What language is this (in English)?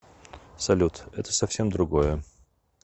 Russian